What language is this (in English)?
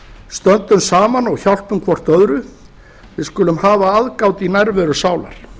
Icelandic